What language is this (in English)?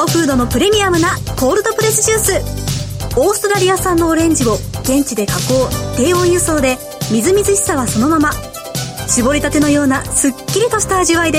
Japanese